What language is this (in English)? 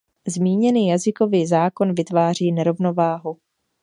Czech